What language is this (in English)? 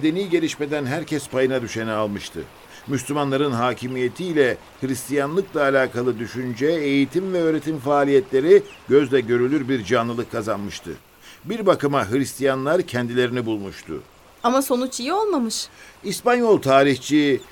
Turkish